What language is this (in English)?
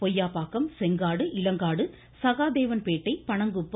Tamil